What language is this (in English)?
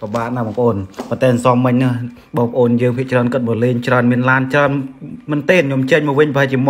Thai